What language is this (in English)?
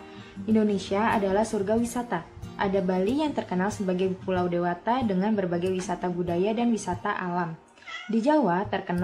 Indonesian